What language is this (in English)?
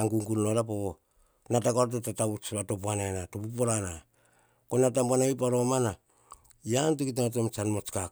Hahon